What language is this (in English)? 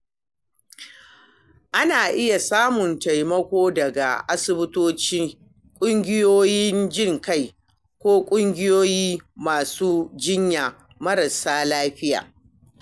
Hausa